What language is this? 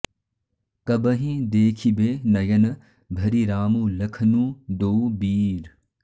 Sanskrit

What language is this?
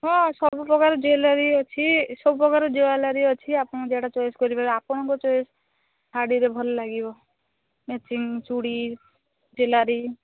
Odia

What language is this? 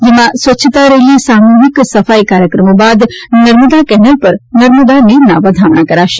Gujarati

